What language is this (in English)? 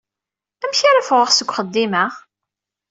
Kabyle